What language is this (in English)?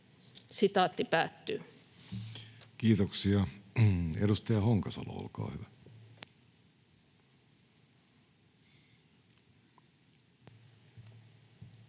Finnish